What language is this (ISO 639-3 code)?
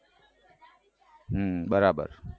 guj